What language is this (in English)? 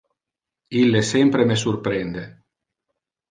Interlingua